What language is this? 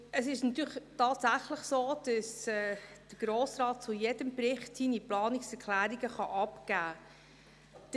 Swiss German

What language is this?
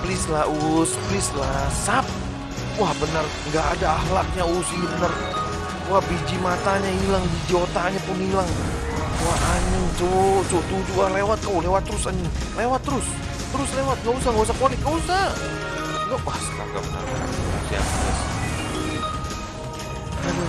Indonesian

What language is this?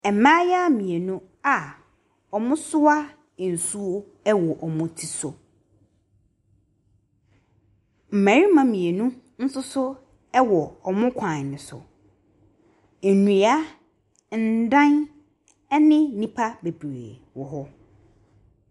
Akan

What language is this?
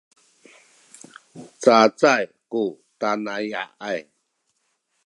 Sakizaya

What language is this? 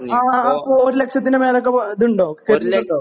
Malayalam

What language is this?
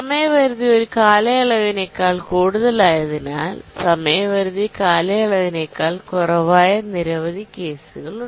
Malayalam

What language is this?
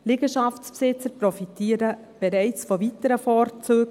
Swiss German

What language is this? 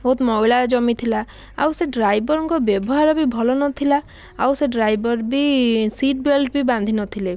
Odia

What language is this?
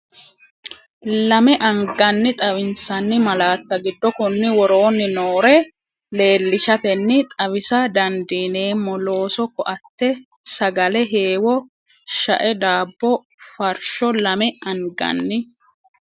Sidamo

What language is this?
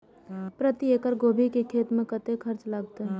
Maithili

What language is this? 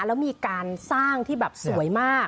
Thai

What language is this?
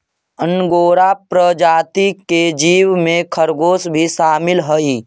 Magahi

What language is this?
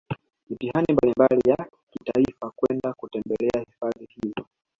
Swahili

